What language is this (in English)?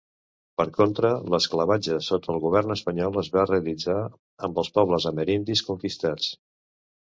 Catalan